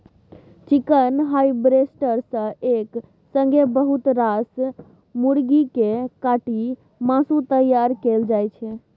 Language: Maithili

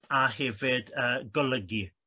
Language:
Welsh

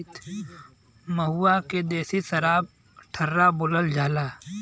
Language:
Bhojpuri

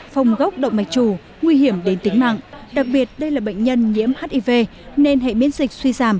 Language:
Vietnamese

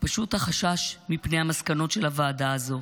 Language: Hebrew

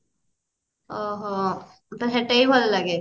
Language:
Odia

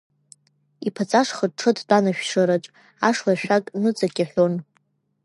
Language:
Abkhazian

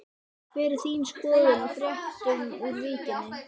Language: Icelandic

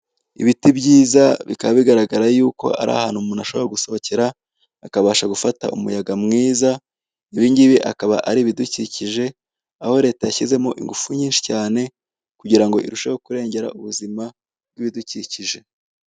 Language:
Kinyarwanda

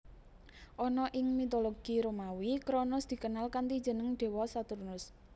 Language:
Javanese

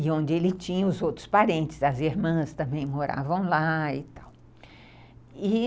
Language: Portuguese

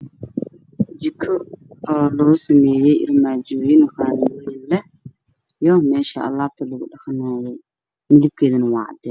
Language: Somali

